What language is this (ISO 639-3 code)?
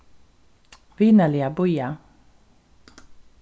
fao